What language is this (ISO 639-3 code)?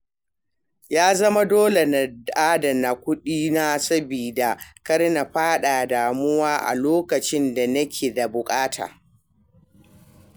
hau